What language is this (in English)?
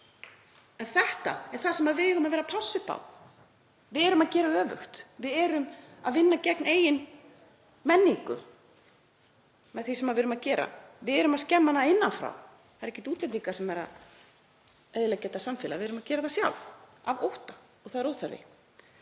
Icelandic